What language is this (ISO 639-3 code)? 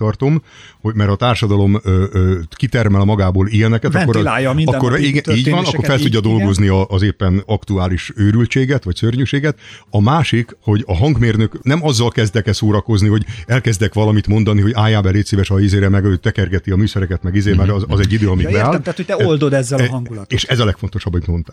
hun